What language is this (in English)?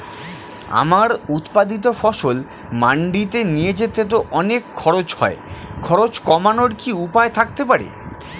Bangla